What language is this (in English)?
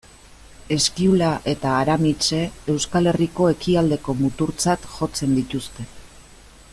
Basque